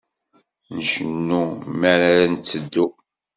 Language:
Kabyle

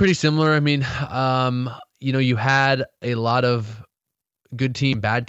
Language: English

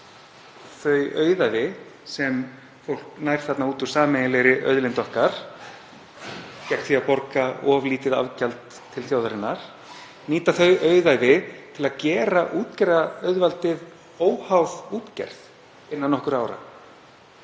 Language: Icelandic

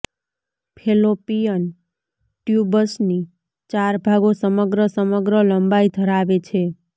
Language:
Gujarati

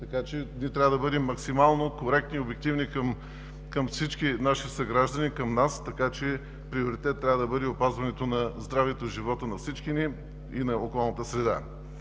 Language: Bulgarian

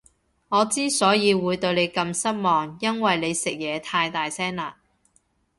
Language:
Cantonese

